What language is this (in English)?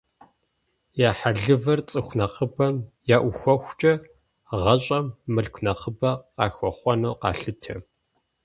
Kabardian